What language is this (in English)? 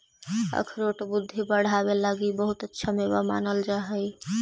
Magahi